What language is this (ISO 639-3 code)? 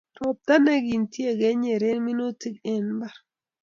kln